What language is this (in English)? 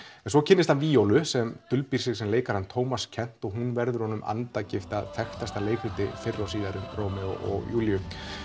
Icelandic